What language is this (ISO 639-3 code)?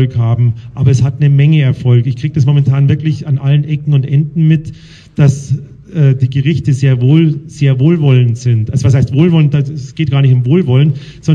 deu